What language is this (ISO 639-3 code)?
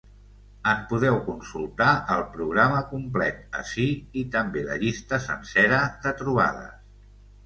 cat